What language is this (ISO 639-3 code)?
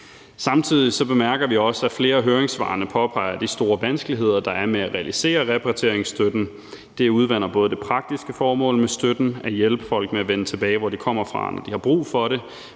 dan